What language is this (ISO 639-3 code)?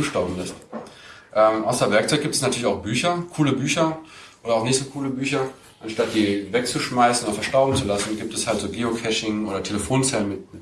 deu